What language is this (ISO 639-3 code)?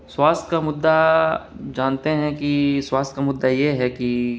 urd